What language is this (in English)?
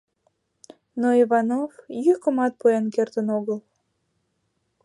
Mari